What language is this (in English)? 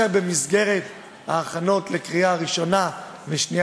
Hebrew